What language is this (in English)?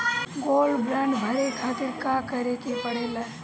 Bhojpuri